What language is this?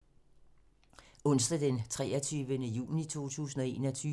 Danish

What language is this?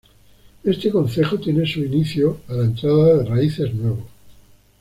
Spanish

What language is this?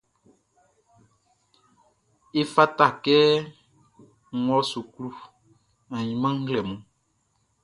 Baoulé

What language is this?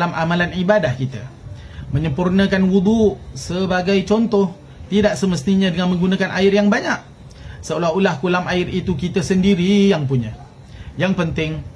Malay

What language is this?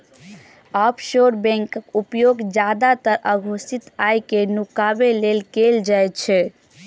Maithili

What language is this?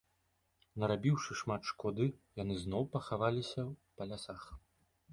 Belarusian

